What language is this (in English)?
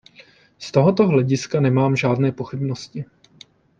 Czech